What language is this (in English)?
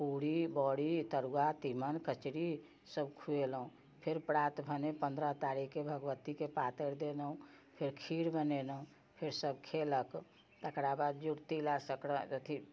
Maithili